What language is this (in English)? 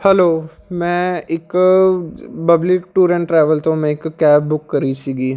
Punjabi